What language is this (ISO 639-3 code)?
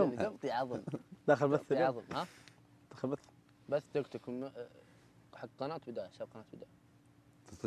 ara